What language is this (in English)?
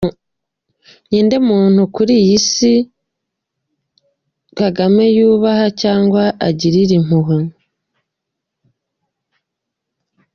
Kinyarwanda